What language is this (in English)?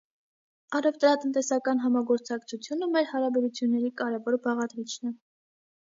Armenian